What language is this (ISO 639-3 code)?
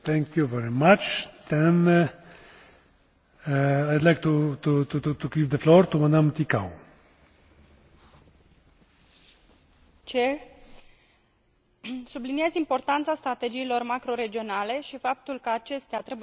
ron